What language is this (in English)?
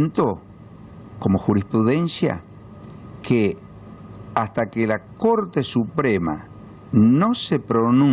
Spanish